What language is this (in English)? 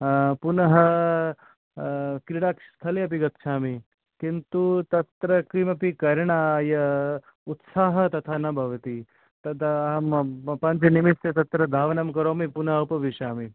Sanskrit